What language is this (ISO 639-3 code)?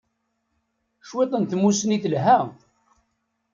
kab